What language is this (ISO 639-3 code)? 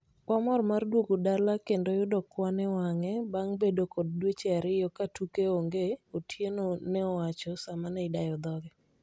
luo